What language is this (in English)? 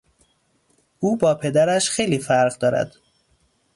Persian